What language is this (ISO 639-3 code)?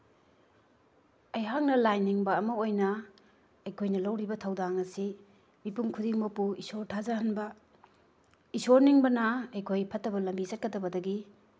mni